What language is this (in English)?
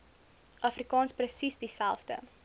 Afrikaans